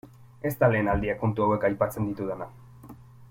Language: Basque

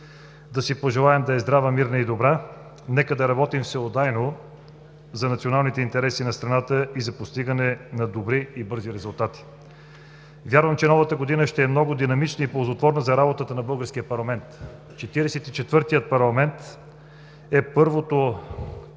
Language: Bulgarian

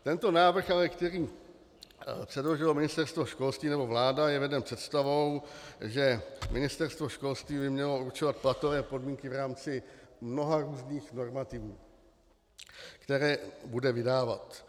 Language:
Czech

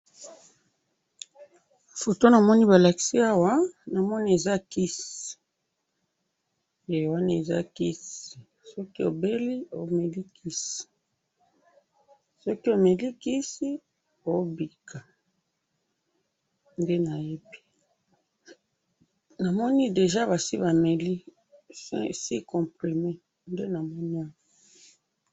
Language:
Lingala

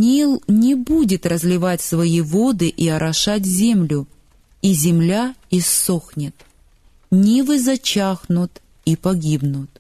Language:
Russian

